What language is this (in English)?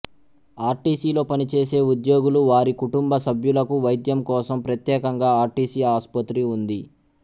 Telugu